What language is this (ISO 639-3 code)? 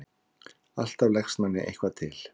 isl